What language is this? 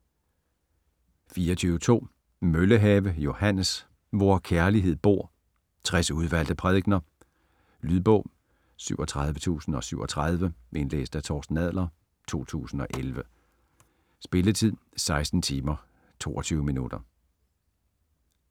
Danish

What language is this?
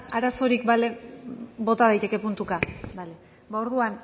Basque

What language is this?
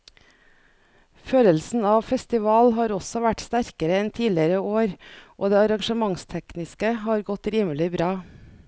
Norwegian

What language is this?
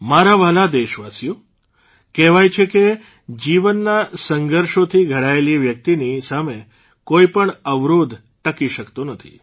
Gujarati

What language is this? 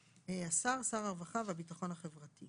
Hebrew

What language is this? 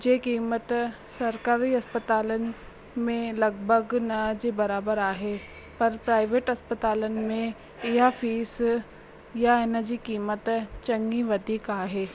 Sindhi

